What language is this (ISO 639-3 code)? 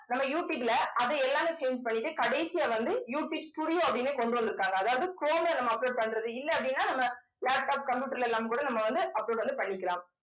tam